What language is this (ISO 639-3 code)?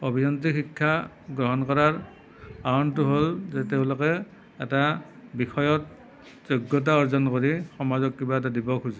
asm